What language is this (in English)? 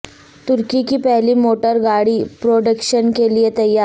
Urdu